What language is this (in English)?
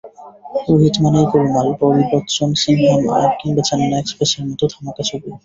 Bangla